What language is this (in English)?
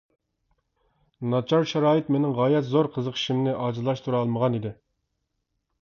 Uyghur